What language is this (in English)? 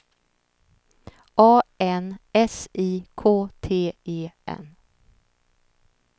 Swedish